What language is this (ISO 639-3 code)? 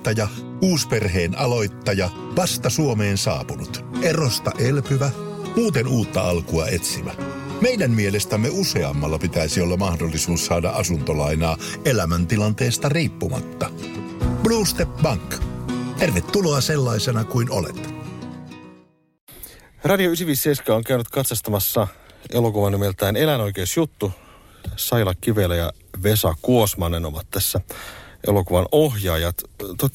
fin